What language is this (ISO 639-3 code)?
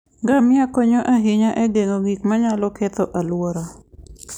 luo